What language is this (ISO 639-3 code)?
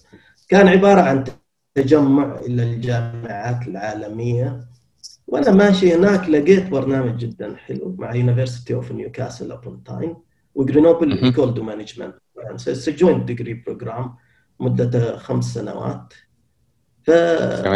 ara